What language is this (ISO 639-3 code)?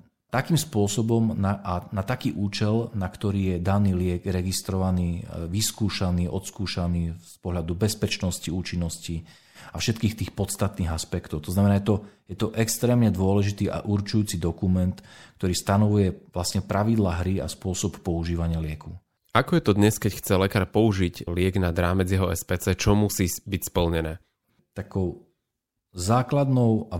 slk